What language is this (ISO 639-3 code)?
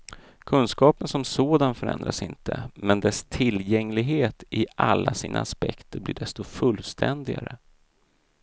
swe